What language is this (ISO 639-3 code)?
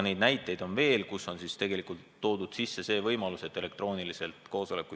est